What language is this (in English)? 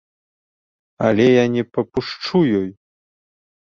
Belarusian